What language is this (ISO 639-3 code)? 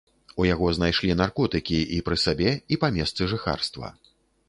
bel